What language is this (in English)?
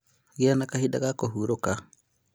Kikuyu